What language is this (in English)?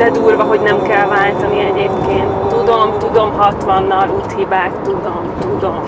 Hungarian